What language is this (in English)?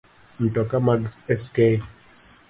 Luo (Kenya and Tanzania)